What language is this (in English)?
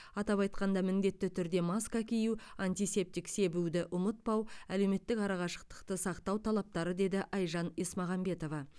Kazakh